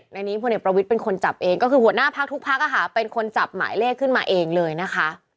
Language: Thai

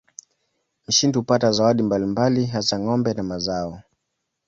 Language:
Swahili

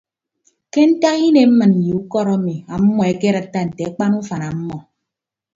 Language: Ibibio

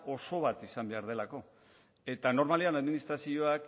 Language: Basque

